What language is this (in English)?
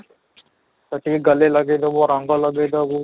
Odia